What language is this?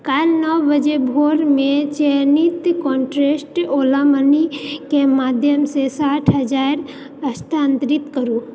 Maithili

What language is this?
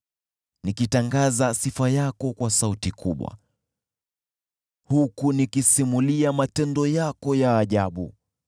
Swahili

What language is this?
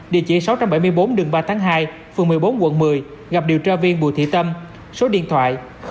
Vietnamese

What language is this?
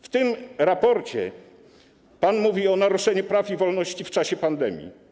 Polish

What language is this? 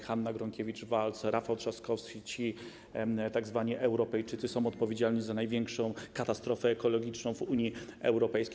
Polish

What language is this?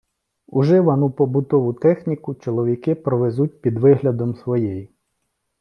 Ukrainian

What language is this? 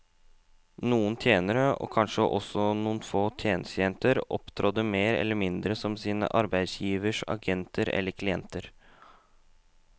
Norwegian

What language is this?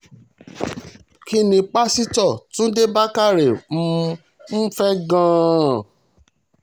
Yoruba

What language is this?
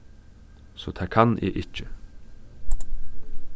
Faroese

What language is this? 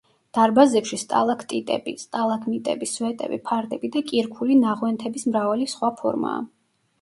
Georgian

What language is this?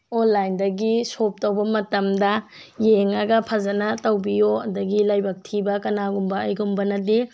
Manipuri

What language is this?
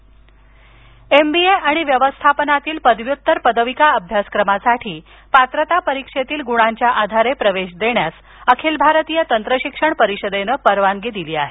Marathi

